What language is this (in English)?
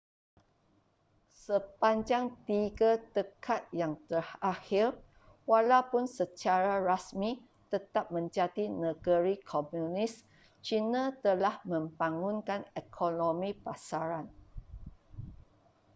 Malay